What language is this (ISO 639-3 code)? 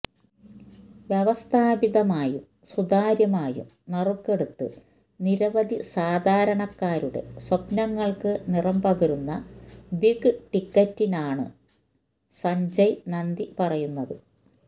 mal